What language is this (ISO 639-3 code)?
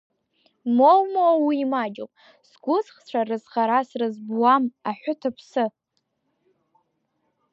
abk